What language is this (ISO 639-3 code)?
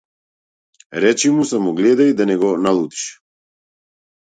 mkd